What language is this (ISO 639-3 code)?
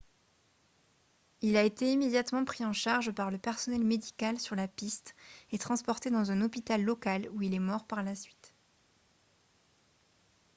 fra